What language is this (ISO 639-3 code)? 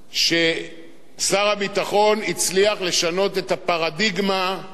heb